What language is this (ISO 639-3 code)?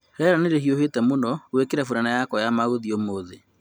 kik